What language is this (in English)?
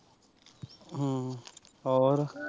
Punjabi